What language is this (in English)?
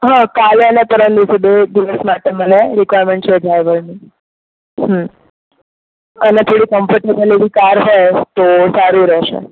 Gujarati